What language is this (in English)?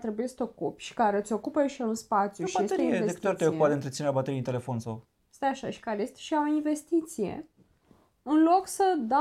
Romanian